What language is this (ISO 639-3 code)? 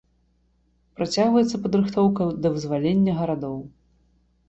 bel